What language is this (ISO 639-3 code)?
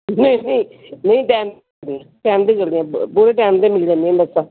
pan